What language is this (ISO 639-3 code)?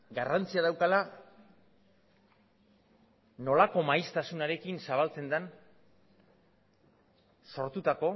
eus